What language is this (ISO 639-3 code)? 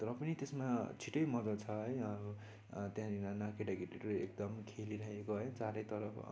nep